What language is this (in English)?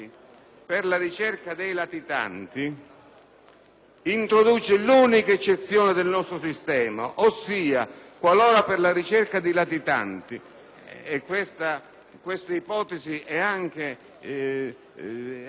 Italian